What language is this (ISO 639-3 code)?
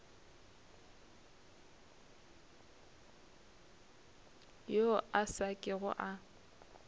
nso